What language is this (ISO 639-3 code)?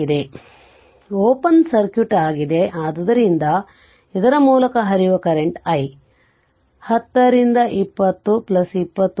kan